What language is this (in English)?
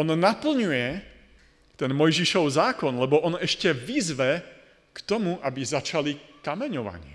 Slovak